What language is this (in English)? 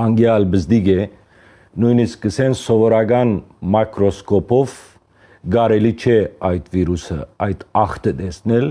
Armenian